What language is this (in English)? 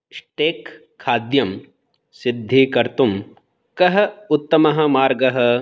Sanskrit